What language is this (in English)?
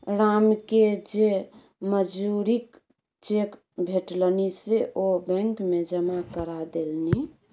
Maithili